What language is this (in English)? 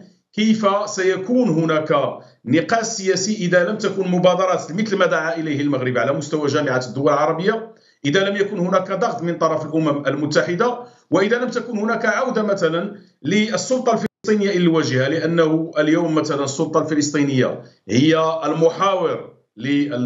Arabic